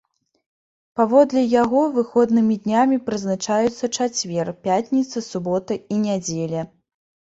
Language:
Belarusian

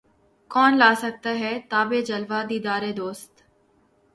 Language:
Urdu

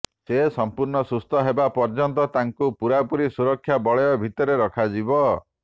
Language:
Odia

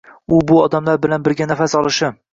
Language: Uzbek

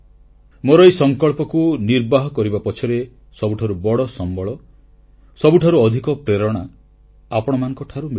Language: Odia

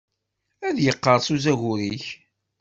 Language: Kabyle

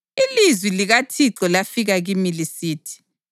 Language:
North Ndebele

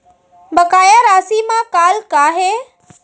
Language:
Chhattisgarhi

